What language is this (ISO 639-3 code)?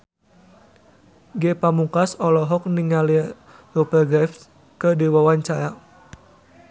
sun